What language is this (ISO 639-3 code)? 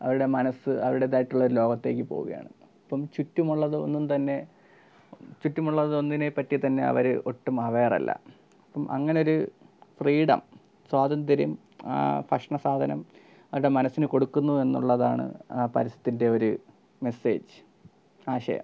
mal